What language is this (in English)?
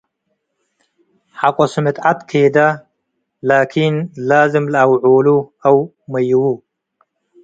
Tigre